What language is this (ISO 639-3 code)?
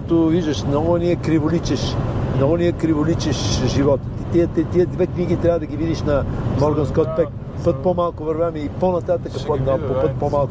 bul